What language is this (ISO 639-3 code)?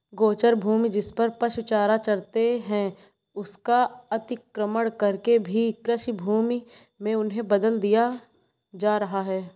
hin